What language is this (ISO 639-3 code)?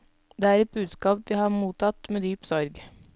nor